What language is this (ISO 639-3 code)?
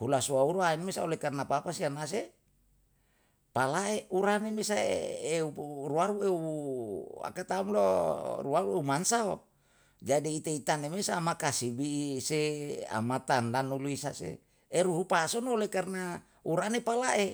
jal